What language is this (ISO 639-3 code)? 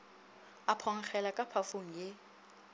nso